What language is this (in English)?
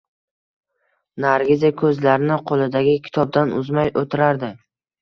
Uzbek